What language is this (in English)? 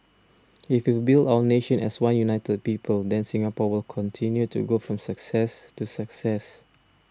English